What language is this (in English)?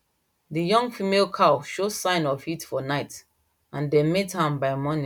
Nigerian Pidgin